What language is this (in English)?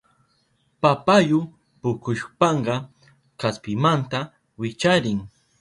Southern Pastaza Quechua